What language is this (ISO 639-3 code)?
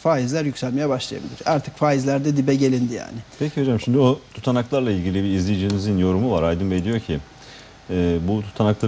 tur